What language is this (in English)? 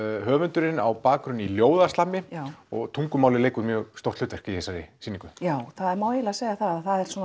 Icelandic